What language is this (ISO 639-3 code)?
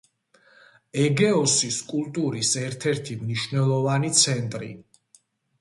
kat